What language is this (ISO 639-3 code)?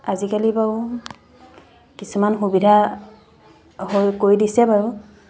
asm